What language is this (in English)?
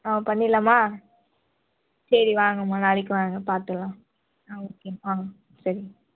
Tamil